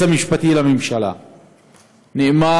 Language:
Hebrew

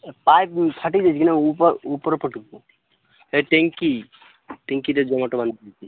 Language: Odia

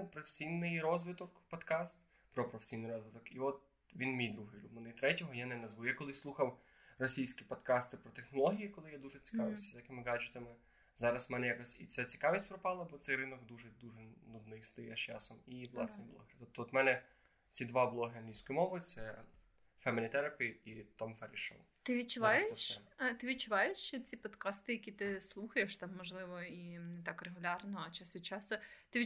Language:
Ukrainian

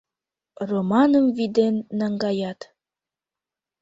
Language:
Mari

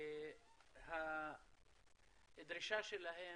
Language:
Hebrew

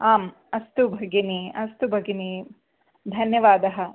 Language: Sanskrit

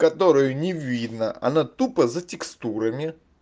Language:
Russian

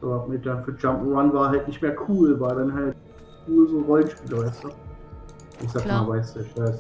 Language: German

